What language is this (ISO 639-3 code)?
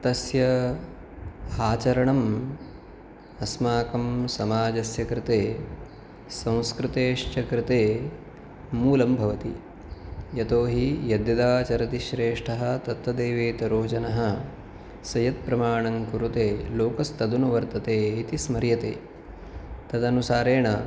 san